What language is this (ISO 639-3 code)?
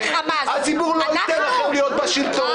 heb